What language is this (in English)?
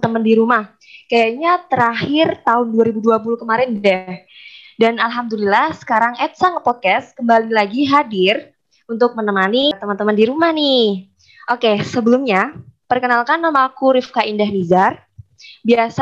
Indonesian